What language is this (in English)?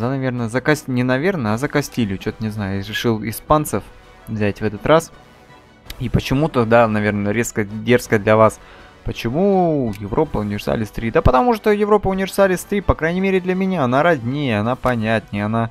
Russian